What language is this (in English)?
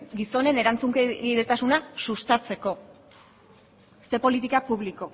Basque